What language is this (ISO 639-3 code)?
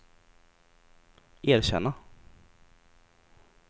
swe